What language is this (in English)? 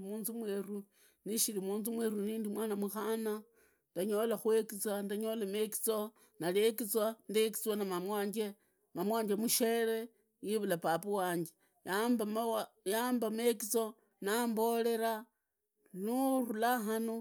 Idakho-Isukha-Tiriki